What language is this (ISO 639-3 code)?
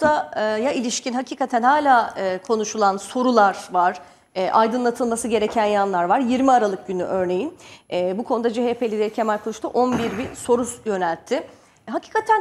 tur